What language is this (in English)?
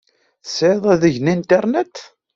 Kabyle